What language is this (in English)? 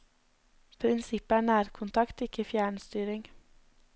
Norwegian